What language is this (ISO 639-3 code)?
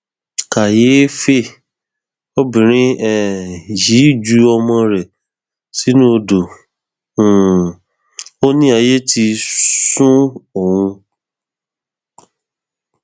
yor